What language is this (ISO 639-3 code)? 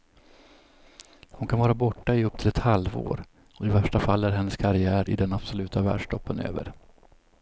swe